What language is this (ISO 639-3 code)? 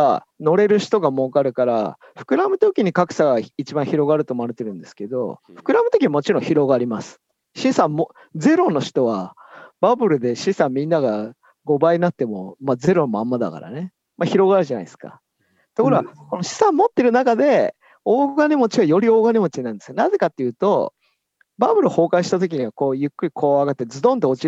jpn